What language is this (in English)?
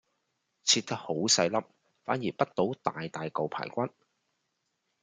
Cantonese